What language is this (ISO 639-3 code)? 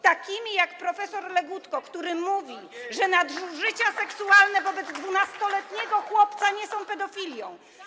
pol